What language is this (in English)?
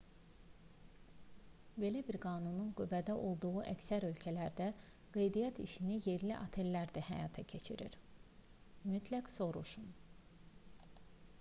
Azerbaijani